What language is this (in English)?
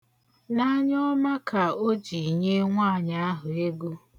Igbo